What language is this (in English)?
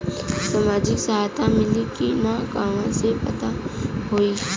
Bhojpuri